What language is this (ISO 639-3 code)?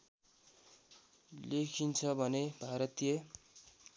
nep